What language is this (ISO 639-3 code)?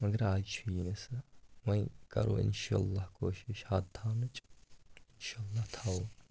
kas